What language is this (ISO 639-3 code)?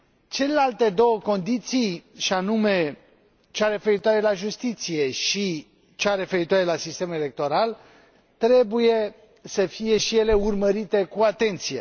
ron